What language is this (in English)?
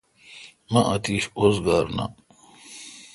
Kalkoti